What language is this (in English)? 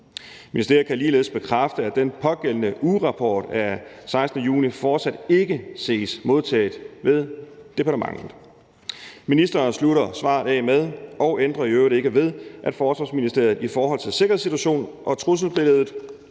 Danish